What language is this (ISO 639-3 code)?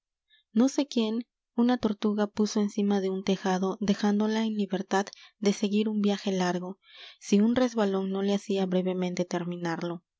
spa